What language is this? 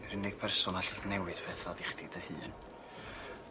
Welsh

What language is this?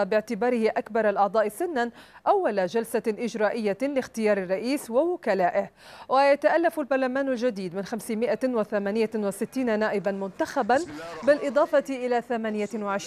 Arabic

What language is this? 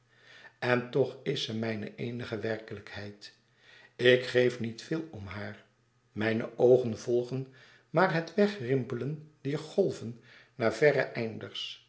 Dutch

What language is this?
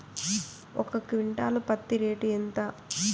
Telugu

